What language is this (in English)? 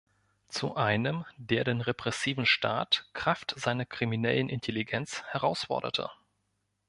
German